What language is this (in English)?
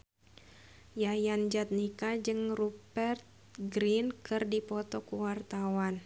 Sundanese